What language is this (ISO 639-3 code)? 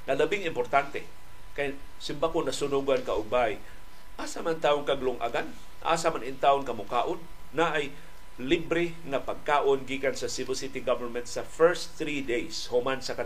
fil